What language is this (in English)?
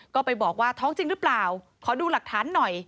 Thai